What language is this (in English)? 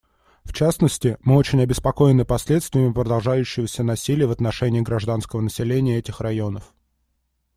Russian